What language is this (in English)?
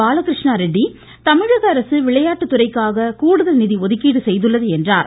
Tamil